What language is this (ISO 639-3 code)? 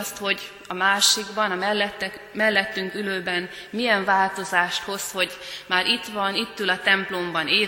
hun